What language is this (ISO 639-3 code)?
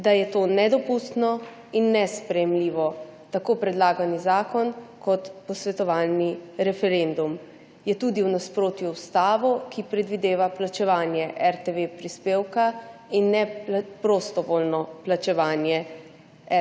slv